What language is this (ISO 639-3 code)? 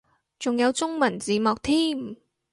yue